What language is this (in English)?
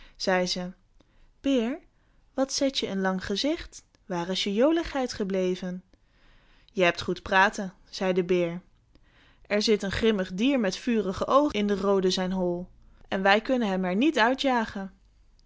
Dutch